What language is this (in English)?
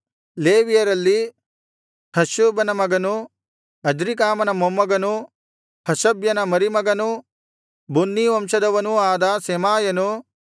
Kannada